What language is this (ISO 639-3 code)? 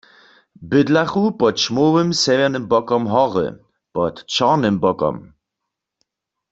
hsb